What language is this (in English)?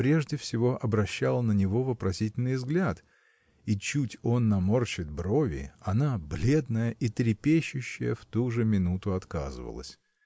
Russian